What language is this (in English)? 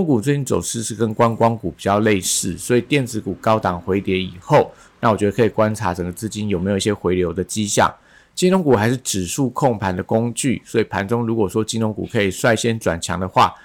Chinese